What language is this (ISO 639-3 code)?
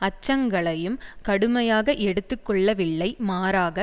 tam